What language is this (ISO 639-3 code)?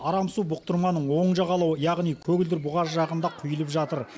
kaz